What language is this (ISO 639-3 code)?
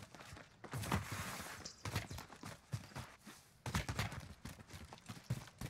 jpn